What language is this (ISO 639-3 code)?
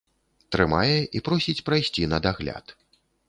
bel